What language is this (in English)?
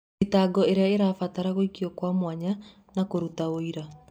Kikuyu